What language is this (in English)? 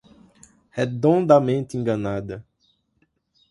Portuguese